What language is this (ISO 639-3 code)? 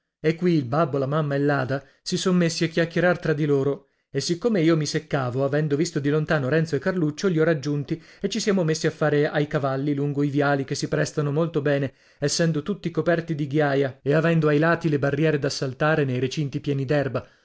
ita